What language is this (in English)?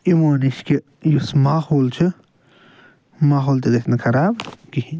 Kashmiri